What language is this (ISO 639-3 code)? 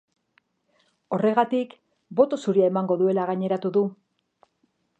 eus